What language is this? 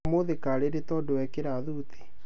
Kikuyu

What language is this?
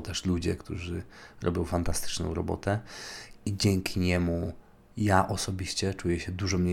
Polish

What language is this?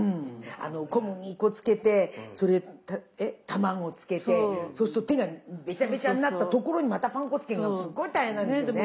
Japanese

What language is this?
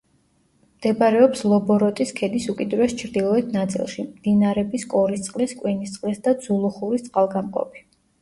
Georgian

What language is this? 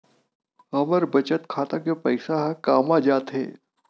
Chhattisgarhi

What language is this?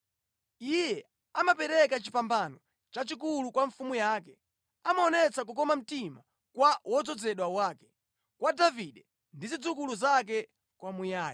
Nyanja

